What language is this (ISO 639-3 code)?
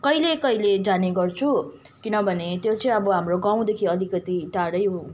nep